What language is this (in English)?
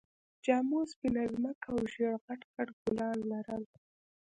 Pashto